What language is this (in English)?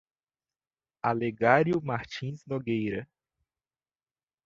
Portuguese